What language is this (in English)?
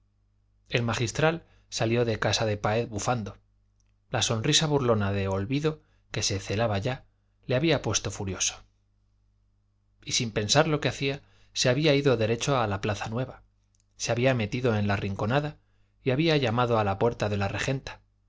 Spanish